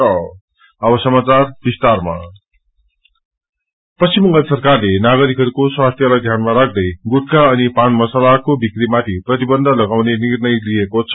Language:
Nepali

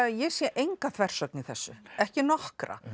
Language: Icelandic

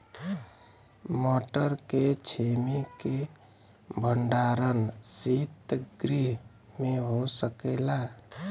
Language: Bhojpuri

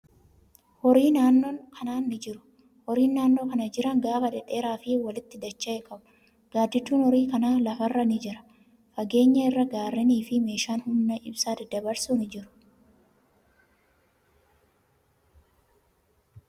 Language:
Oromo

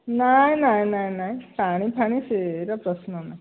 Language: Odia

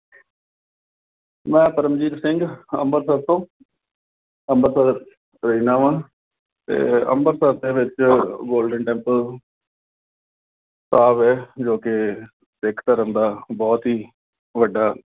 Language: Punjabi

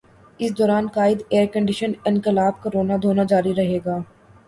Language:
Urdu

